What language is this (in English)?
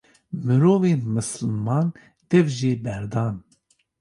Kurdish